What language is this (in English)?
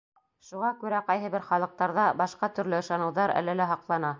Bashkir